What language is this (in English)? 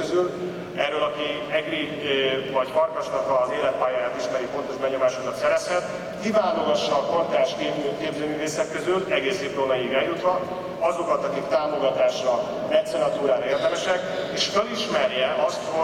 Hungarian